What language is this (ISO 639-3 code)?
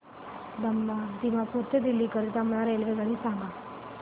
mar